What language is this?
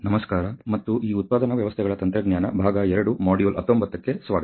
Kannada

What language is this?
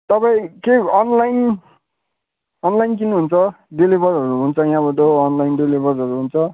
Nepali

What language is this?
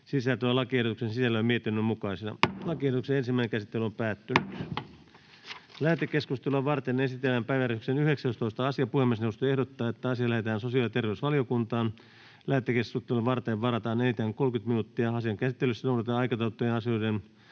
Finnish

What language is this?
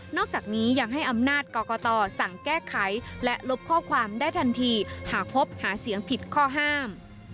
Thai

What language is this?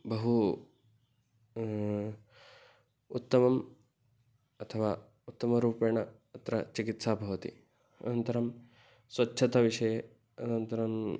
Sanskrit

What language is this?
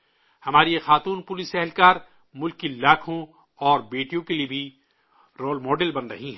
Urdu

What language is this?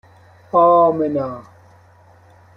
Persian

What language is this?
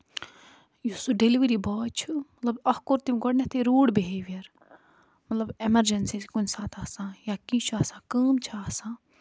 Kashmiri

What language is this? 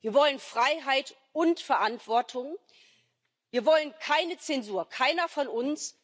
German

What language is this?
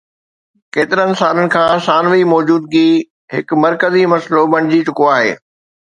Sindhi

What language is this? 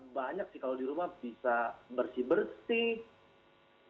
Indonesian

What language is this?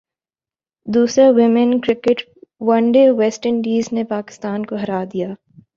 Urdu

